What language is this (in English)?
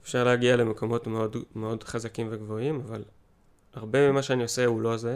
Hebrew